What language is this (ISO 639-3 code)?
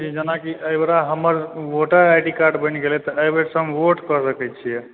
mai